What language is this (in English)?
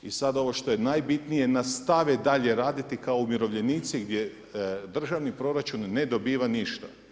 Croatian